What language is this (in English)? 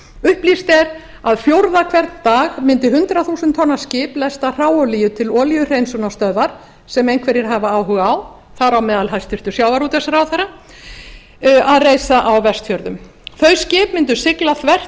Icelandic